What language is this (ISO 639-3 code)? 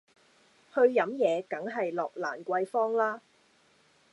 yue